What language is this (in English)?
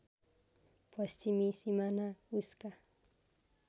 Nepali